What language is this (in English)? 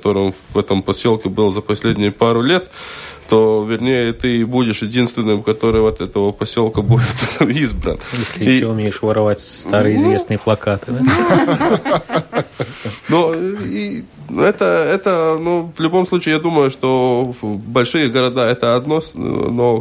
Russian